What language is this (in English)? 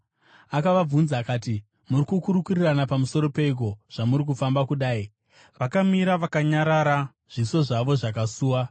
Shona